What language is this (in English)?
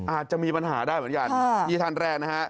Thai